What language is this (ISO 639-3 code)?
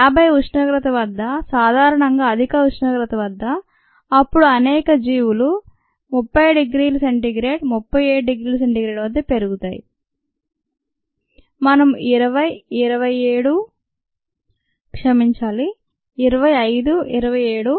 tel